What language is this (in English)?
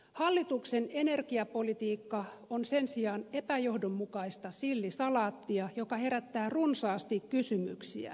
Finnish